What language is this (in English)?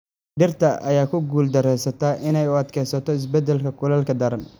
Somali